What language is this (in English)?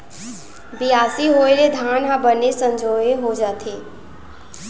Chhattisgarhi